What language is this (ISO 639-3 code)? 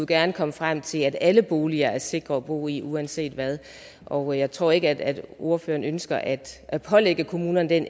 dan